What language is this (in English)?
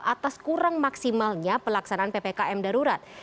Indonesian